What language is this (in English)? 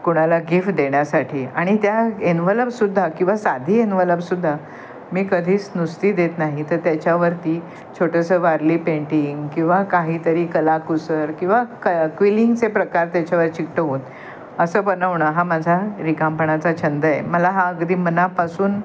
Marathi